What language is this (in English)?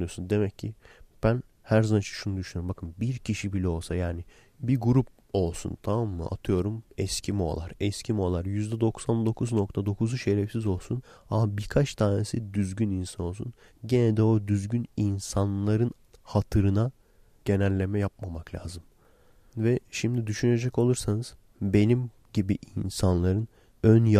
Turkish